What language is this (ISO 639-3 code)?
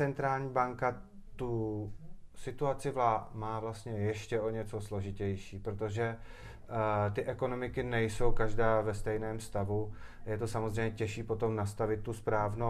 ces